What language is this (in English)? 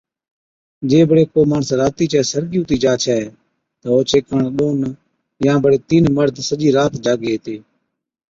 Od